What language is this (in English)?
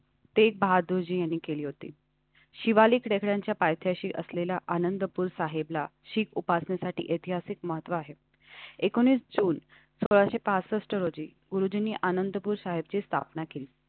Marathi